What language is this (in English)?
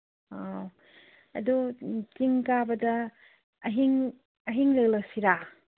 Manipuri